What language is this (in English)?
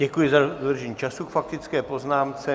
Czech